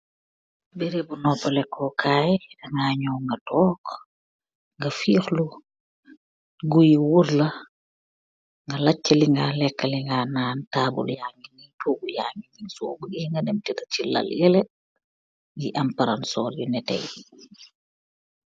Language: Wolof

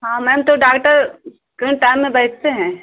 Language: Hindi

